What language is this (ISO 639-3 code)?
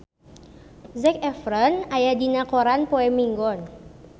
sun